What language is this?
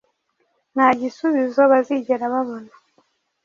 Kinyarwanda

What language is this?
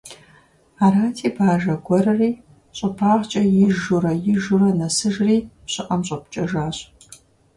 Kabardian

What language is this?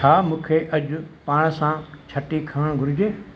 Sindhi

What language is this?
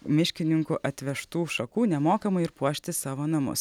Lithuanian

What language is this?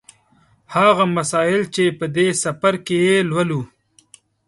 Pashto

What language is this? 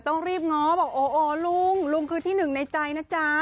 Thai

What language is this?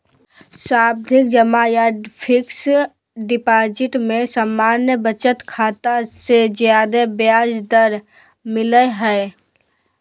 Magahi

